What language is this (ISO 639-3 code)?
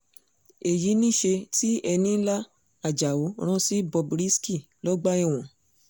yor